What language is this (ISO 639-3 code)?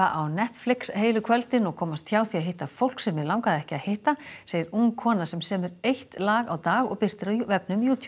isl